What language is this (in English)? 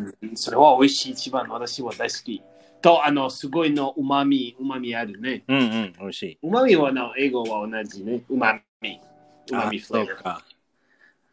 Japanese